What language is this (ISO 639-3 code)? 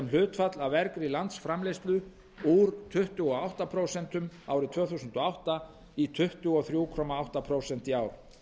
isl